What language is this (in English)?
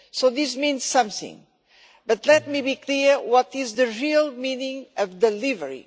English